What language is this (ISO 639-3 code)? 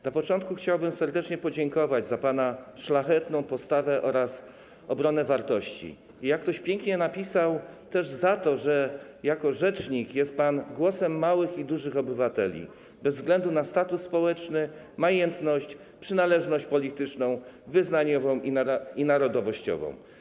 pol